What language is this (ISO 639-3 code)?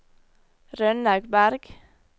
nor